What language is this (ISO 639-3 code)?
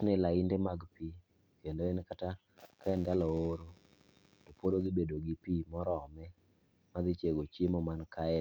luo